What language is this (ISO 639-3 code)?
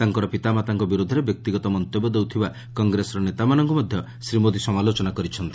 ori